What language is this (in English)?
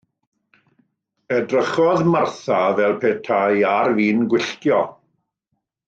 Welsh